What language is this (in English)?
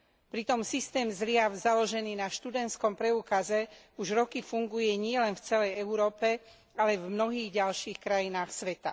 Slovak